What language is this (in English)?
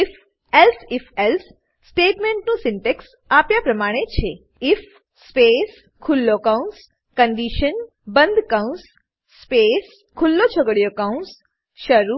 Gujarati